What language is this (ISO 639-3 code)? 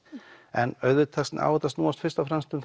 isl